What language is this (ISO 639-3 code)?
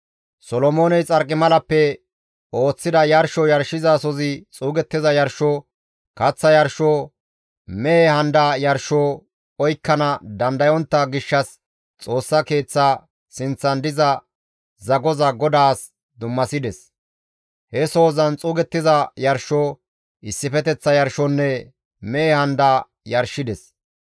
gmv